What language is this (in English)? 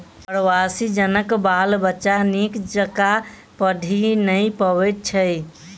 Maithili